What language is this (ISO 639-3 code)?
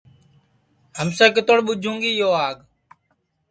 ssi